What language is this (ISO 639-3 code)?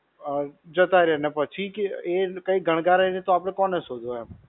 guj